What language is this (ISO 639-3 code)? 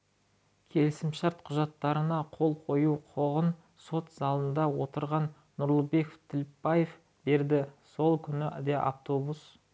kaz